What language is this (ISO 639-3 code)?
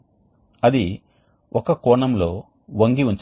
tel